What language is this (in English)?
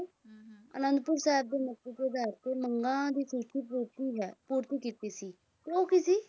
Punjabi